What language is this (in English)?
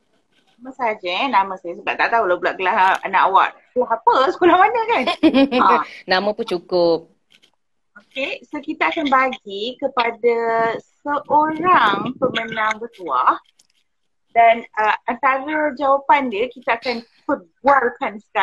Malay